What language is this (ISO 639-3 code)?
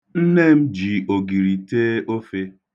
ibo